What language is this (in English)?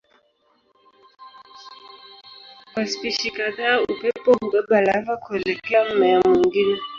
Swahili